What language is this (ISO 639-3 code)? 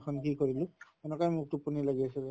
asm